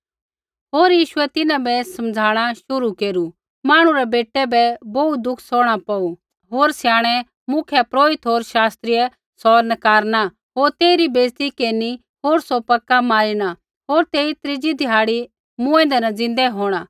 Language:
Kullu Pahari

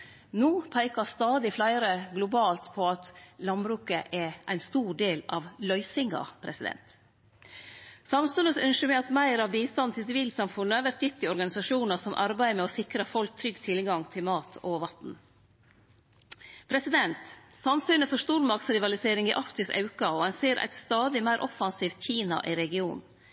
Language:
Norwegian Nynorsk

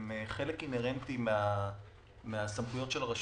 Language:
Hebrew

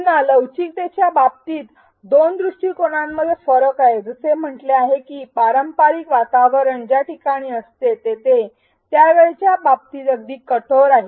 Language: Marathi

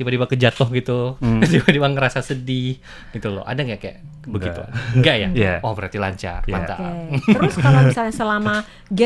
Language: Indonesian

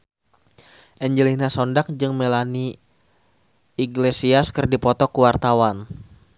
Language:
Sundanese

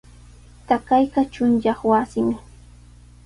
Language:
Sihuas Ancash Quechua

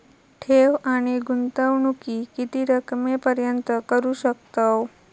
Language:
Marathi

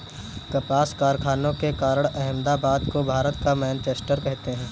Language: Hindi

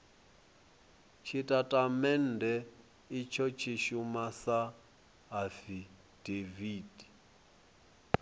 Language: Venda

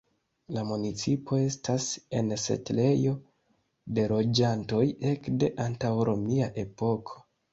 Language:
Esperanto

